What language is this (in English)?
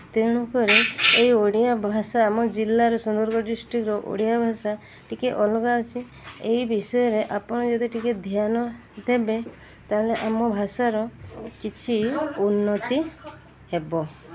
Odia